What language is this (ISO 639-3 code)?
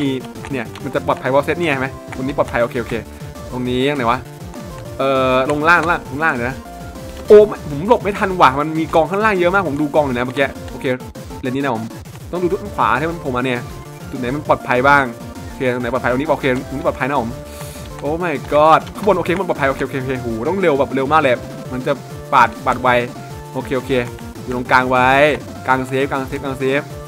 tha